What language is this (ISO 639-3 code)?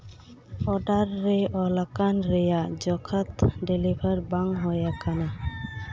sat